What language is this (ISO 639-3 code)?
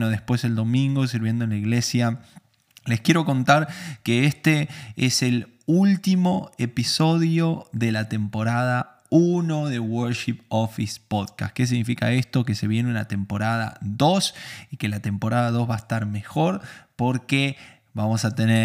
spa